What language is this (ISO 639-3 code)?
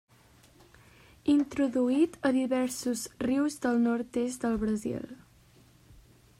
cat